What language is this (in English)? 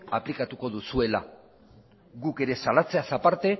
Basque